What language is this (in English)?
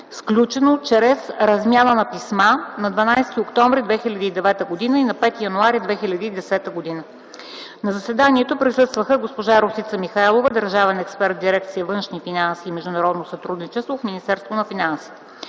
Bulgarian